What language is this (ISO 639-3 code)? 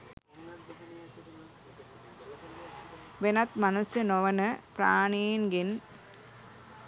sin